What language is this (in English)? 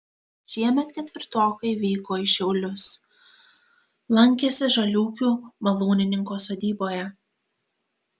Lithuanian